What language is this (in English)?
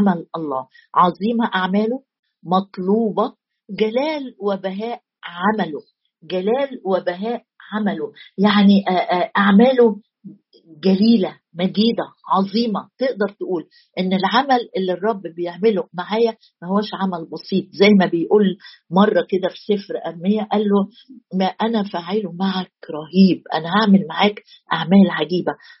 Arabic